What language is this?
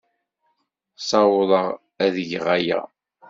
Kabyle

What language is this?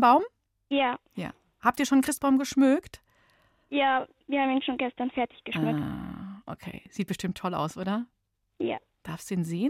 German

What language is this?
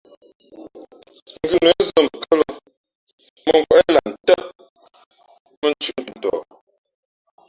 Fe'fe'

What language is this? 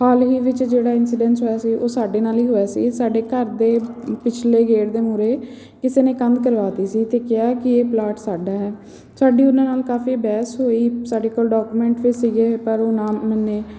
Punjabi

